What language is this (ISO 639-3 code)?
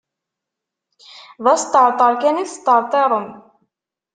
kab